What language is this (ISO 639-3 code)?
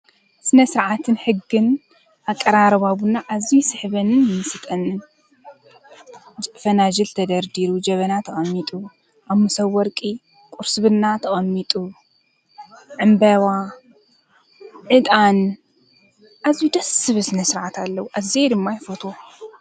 tir